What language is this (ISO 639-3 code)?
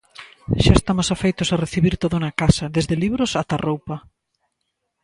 glg